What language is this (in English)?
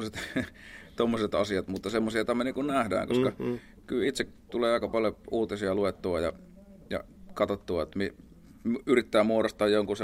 Finnish